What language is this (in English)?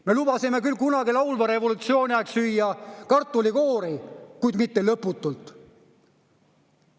Estonian